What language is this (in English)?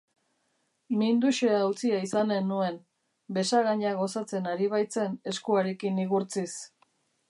Basque